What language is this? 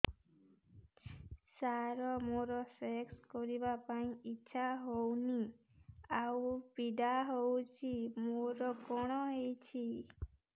Odia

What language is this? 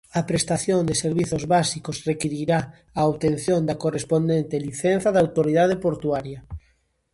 Galician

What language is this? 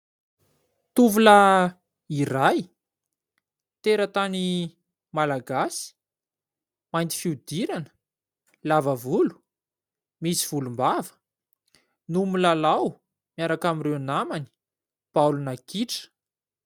Malagasy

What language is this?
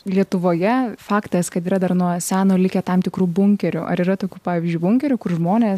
Lithuanian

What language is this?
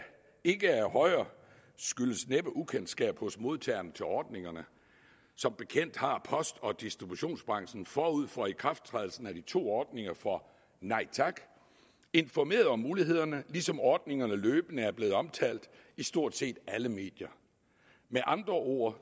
Danish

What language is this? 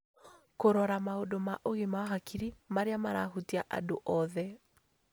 Kikuyu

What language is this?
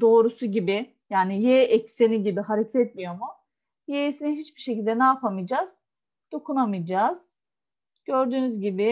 Turkish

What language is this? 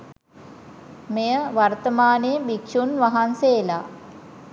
Sinhala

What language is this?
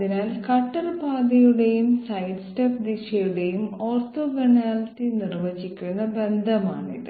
Malayalam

